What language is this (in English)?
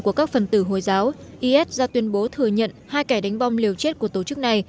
Vietnamese